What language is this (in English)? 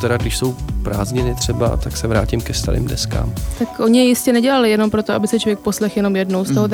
Czech